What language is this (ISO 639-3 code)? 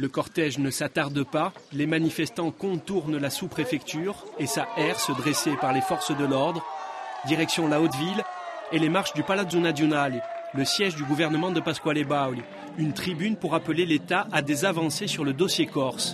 fra